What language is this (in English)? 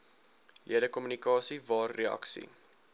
Afrikaans